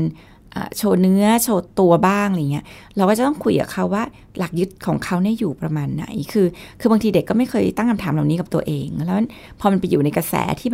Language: Thai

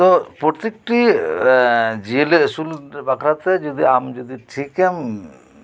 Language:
Santali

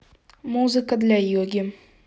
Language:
Russian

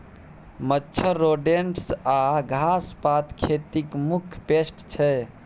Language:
Maithili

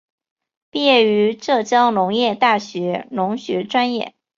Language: Chinese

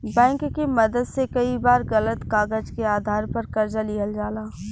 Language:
Bhojpuri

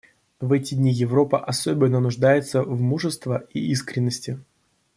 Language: Russian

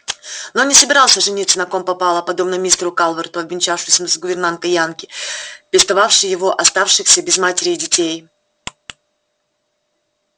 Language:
Russian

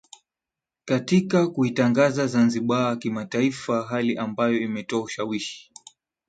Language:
Swahili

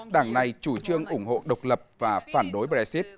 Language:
Vietnamese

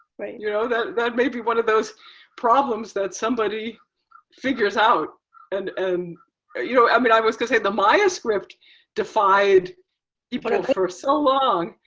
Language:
English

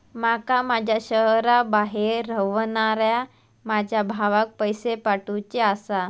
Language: Marathi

